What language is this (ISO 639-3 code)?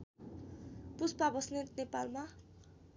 nep